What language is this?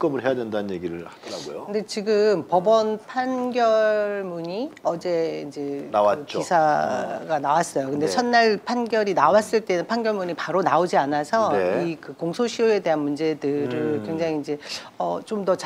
Korean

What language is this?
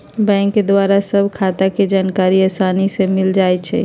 Magahi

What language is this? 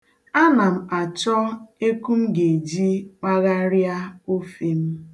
Igbo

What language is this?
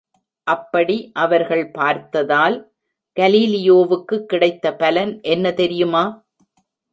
Tamil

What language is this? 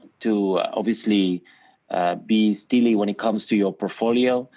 English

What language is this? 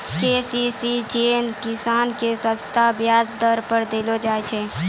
Maithili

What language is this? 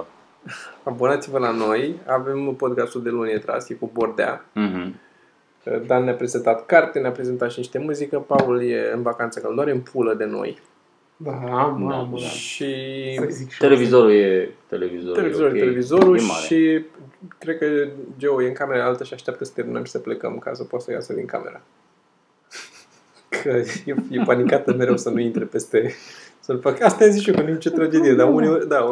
Romanian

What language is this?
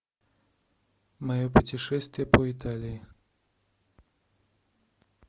Russian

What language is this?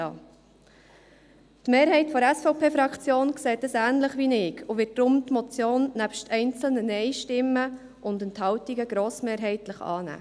Swiss German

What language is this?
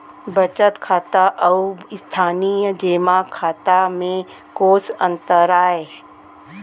Chhattisgarhi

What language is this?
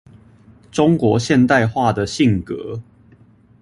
Chinese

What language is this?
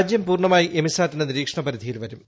Malayalam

